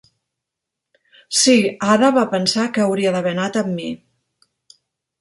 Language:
Catalan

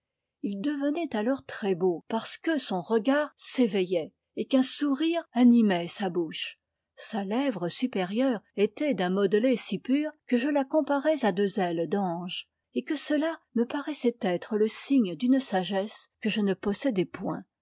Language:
French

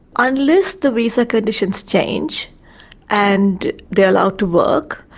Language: English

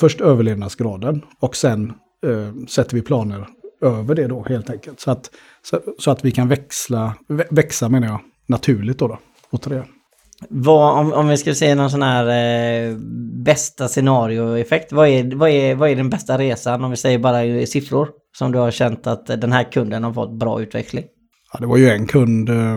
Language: Swedish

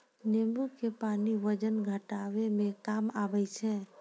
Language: Maithili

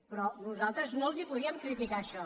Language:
Catalan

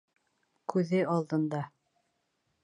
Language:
Bashkir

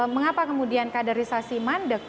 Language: Indonesian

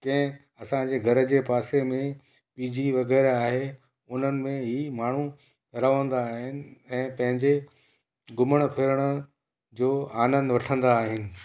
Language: Sindhi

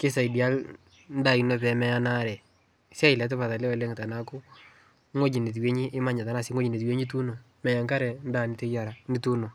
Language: Masai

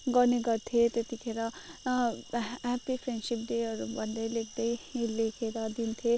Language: Nepali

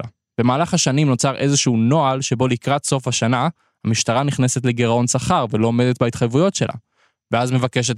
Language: Hebrew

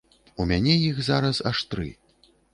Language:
Belarusian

